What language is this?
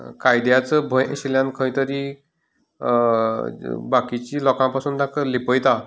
Konkani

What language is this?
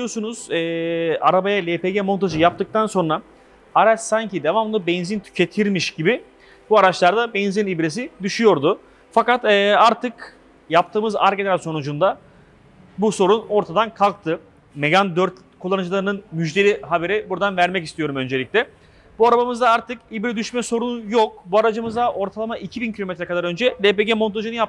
Turkish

